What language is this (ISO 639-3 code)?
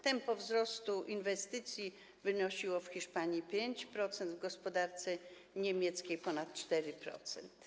pol